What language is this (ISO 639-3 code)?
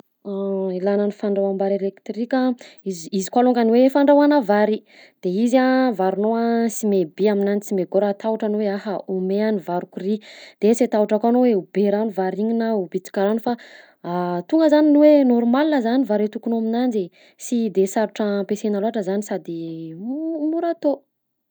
bzc